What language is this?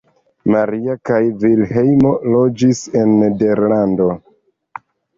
Esperanto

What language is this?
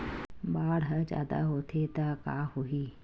Chhattisgarhi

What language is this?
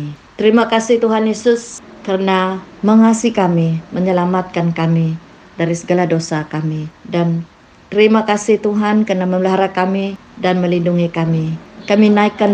Malay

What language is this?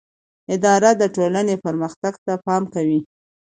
Pashto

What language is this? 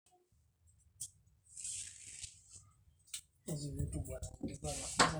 Masai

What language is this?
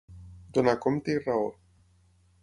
Catalan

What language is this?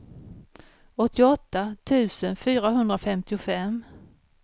Swedish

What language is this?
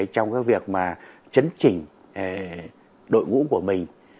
Vietnamese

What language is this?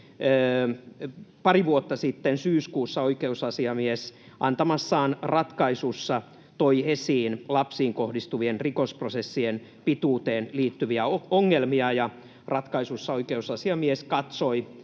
Finnish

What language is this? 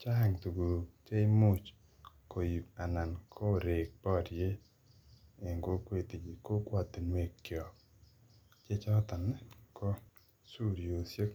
Kalenjin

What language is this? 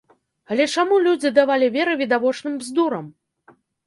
Belarusian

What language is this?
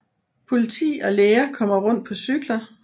Danish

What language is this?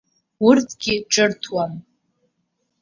Abkhazian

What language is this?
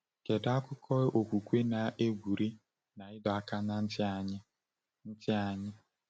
Igbo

